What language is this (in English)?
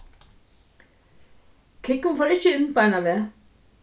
Faroese